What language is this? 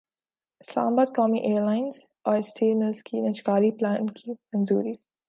Urdu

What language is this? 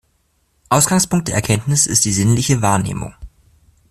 German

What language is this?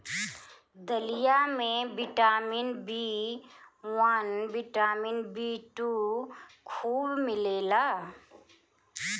Bhojpuri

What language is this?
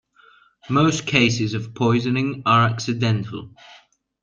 English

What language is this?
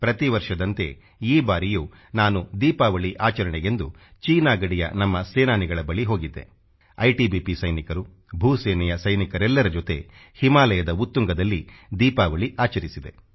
Kannada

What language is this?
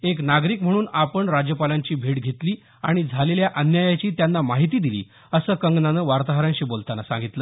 Marathi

